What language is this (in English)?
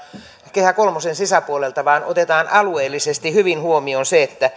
Finnish